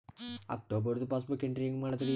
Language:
Kannada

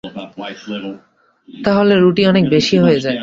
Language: Bangla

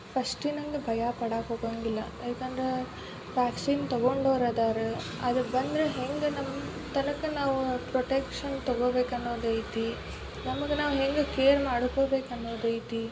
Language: Kannada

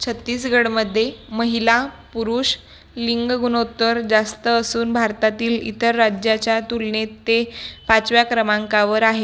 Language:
Marathi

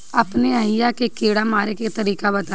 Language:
Bhojpuri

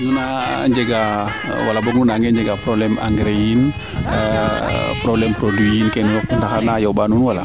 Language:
Serer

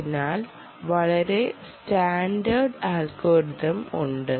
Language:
Malayalam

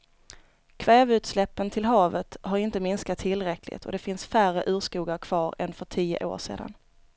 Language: Swedish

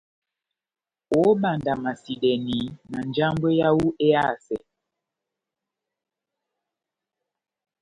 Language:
Batanga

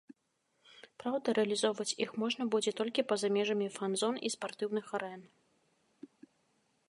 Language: Belarusian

